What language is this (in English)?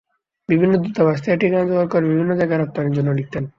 Bangla